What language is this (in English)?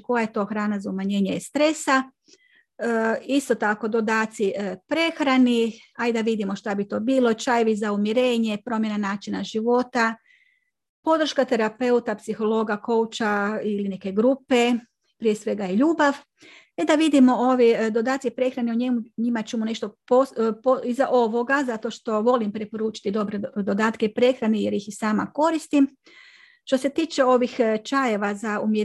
Croatian